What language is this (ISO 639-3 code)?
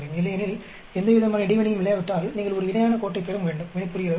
tam